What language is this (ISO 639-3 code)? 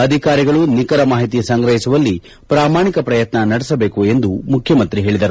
kan